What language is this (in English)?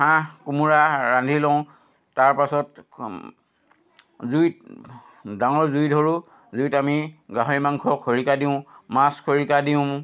Assamese